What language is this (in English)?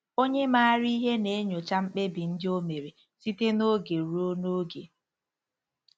Igbo